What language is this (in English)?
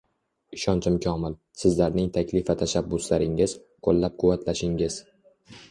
Uzbek